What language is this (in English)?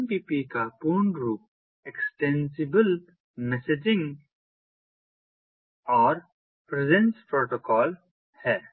Hindi